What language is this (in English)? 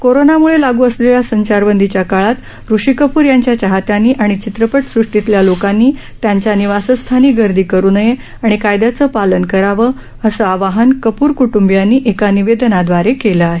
Marathi